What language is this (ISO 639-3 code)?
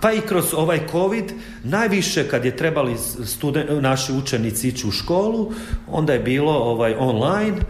hrv